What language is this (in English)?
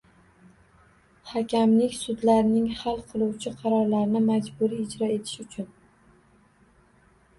Uzbek